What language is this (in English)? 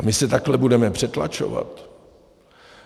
Czech